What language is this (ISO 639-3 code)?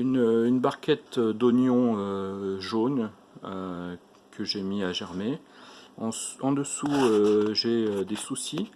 fra